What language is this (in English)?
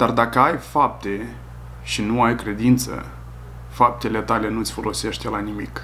Romanian